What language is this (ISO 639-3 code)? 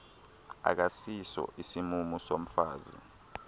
xho